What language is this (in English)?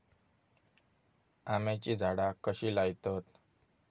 Marathi